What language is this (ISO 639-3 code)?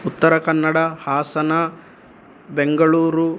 san